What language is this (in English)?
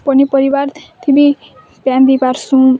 Odia